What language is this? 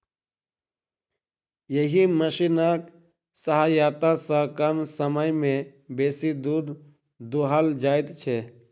Maithili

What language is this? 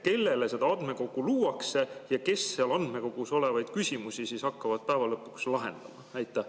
Estonian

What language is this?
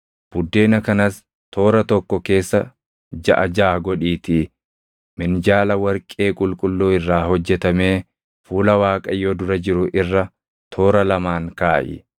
Oromo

